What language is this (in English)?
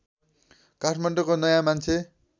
Nepali